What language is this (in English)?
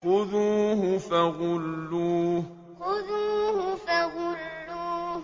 Arabic